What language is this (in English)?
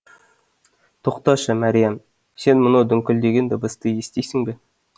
Kazakh